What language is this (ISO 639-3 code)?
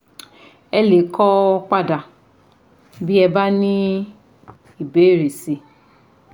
yor